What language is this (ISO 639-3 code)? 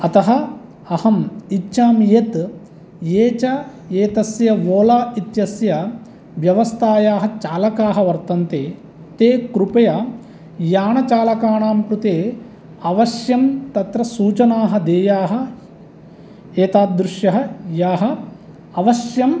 san